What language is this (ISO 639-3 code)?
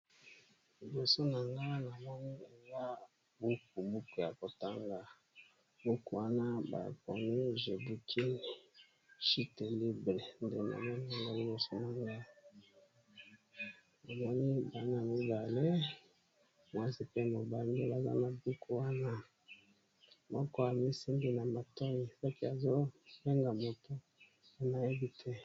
lin